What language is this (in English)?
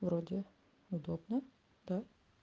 Russian